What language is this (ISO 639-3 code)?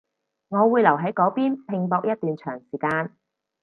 yue